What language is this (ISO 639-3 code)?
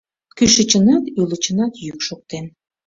chm